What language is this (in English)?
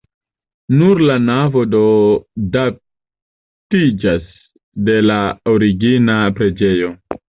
Esperanto